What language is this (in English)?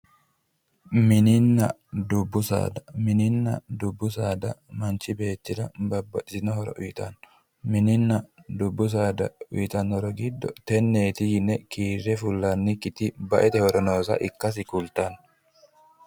Sidamo